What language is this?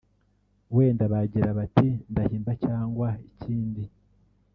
Kinyarwanda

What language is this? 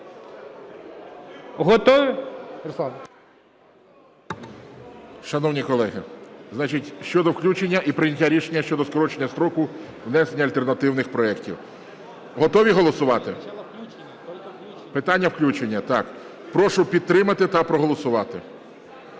Ukrainian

